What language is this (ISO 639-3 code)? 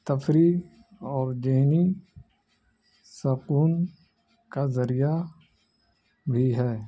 urd